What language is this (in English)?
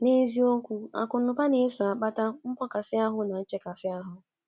Igbo